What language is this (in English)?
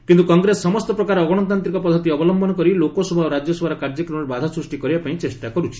Odia